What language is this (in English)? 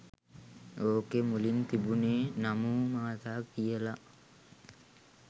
Sinhala